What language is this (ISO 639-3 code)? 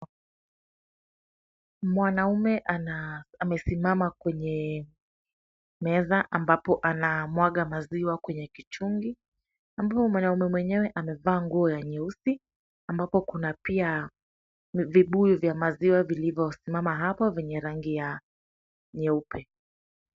swa